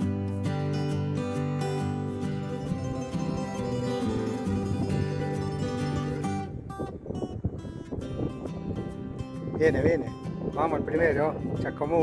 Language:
Spanish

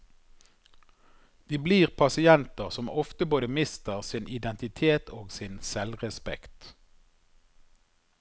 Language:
Norwegian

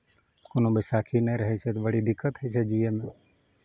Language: Maithili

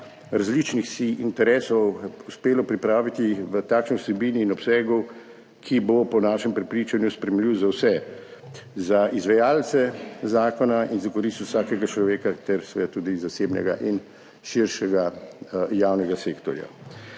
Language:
Slovenian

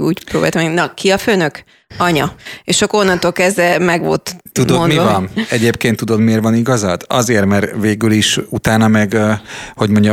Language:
Hungarian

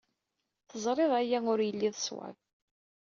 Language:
Kabyle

